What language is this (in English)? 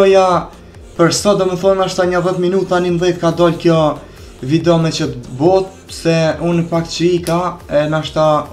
Romanian